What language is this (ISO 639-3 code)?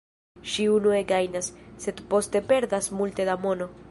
epo